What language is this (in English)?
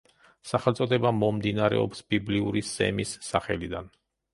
Georgian